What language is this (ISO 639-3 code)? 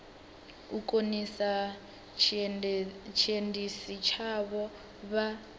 ven